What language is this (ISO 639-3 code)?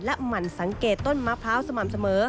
tha